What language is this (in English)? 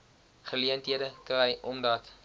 Afrikaans